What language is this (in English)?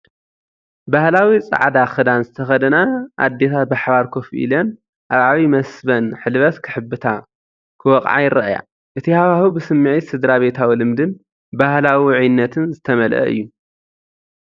Tigrinya